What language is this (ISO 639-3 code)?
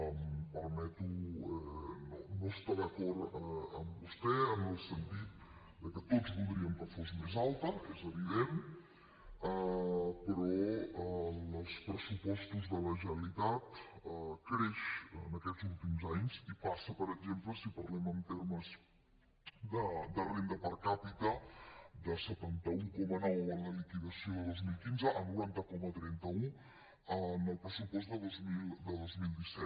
cat